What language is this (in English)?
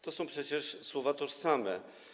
Polish